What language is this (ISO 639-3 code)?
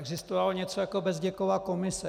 ces